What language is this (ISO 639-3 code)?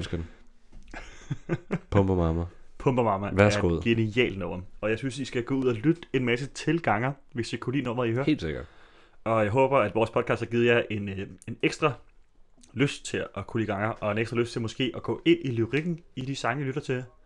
dan